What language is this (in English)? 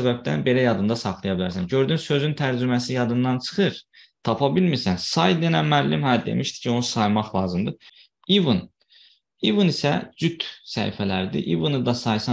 Turkish